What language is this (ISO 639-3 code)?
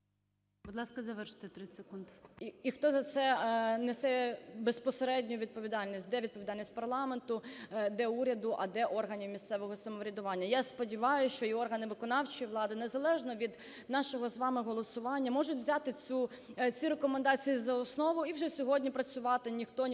ukr